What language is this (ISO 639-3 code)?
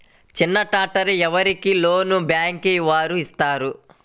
tel